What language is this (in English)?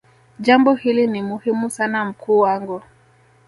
Swahili